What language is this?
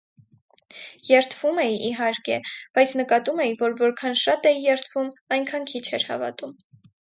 Armenian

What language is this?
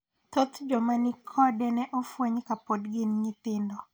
Luo (Kenya and Tanzania)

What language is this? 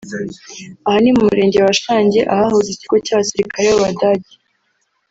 Kinyarwanda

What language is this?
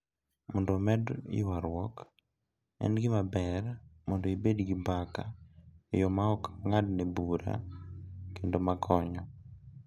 Luo (Kenya and Tanzania)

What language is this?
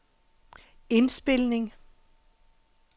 Danish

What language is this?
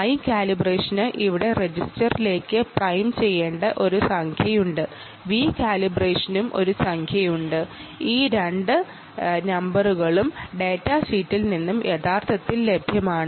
Malayalam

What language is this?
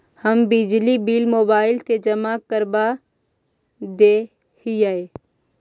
Magahi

